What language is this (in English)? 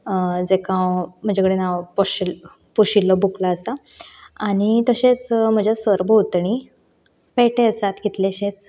Konkani